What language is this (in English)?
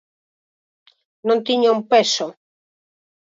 Galician